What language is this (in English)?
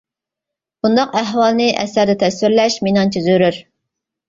Uyghur